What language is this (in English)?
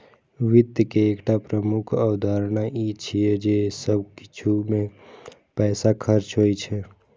Maithili